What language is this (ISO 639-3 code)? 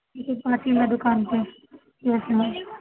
urd